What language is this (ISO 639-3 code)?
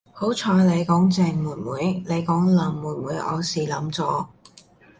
yue